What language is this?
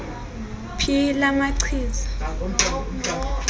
Xhosa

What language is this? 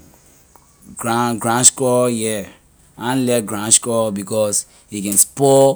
Liberian English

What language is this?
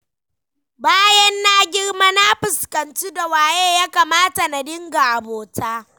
Hausa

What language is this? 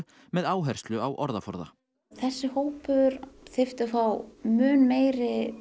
Icelandic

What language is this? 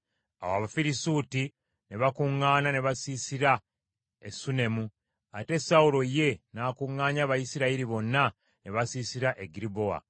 Ganda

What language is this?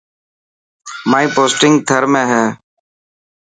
Dhatki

